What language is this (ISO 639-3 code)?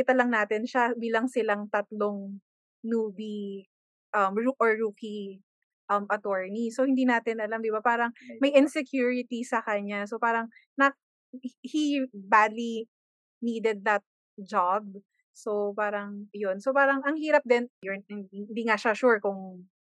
fil